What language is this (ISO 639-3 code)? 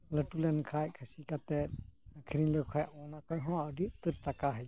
sat